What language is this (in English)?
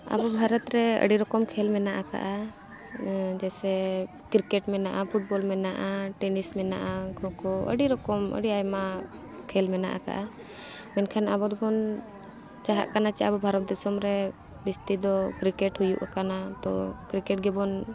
Santali